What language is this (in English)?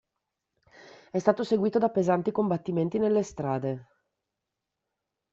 Italian